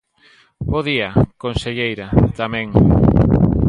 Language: Galician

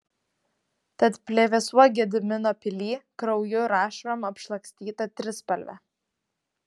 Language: Lithuanian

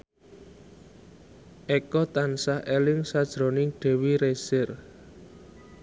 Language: Javanese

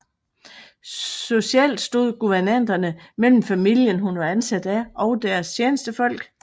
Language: Danish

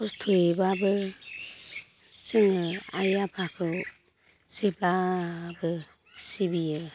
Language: Bodo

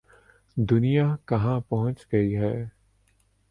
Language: Urdu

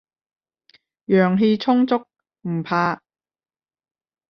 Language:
Cantonese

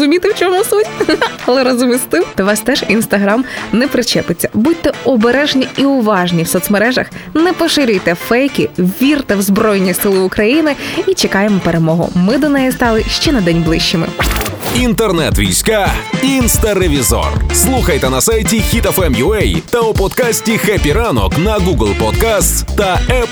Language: Ukrainian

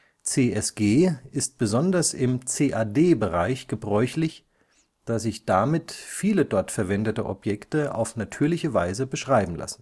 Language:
German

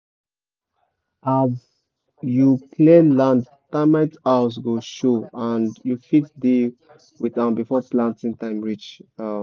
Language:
Nigerian Pidgin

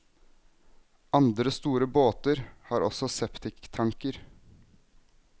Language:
Norwegian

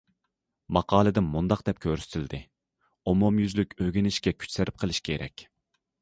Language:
Uyghur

